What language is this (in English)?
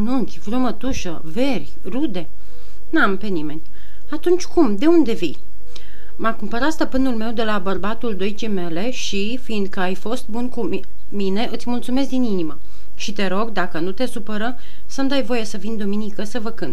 Romanian